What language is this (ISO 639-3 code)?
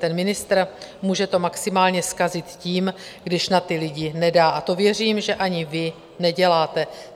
ces